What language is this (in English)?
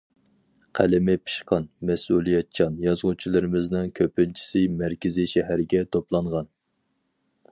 Uyghur